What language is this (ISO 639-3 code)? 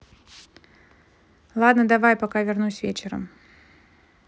rus